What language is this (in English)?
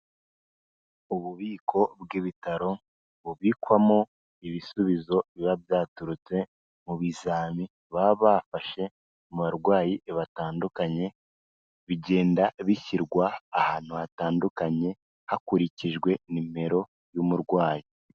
Kinyarwanda